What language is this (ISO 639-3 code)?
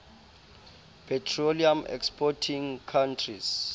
sot